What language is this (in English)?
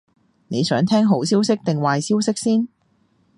Cantonese